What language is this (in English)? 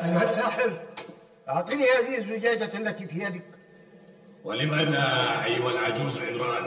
Arabic